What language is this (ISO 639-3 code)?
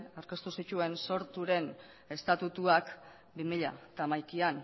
eus